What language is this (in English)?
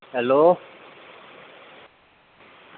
Dogri